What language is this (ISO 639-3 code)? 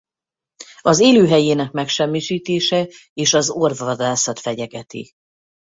hun